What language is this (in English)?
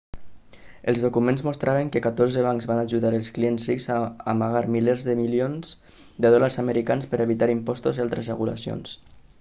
Catalan